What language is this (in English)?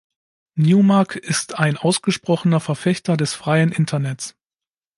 German